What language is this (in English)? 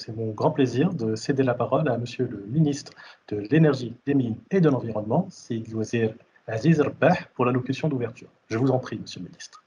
French